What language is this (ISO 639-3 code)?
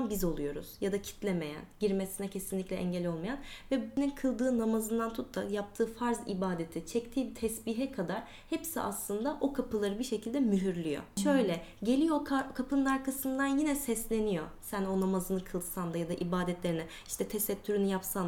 tur